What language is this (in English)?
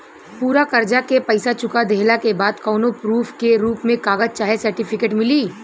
Bhojpuri